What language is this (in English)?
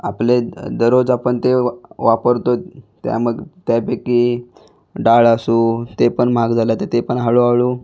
Marathi